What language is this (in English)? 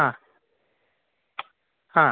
Sanskrit